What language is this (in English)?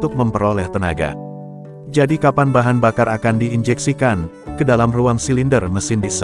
Indonesian